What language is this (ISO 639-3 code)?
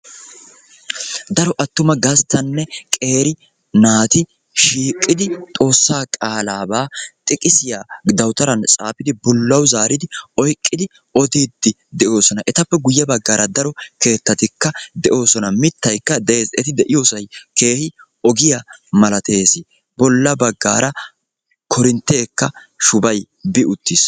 wal